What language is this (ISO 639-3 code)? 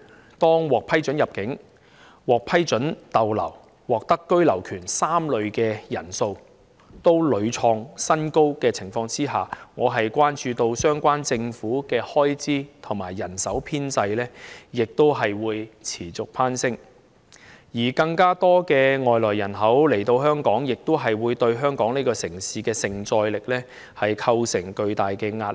yue